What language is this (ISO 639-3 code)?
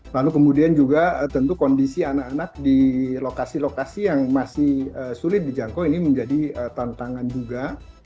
ind